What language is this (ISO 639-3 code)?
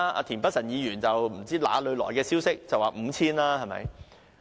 yue